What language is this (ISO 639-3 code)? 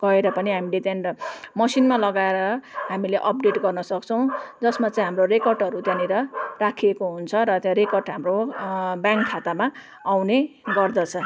nep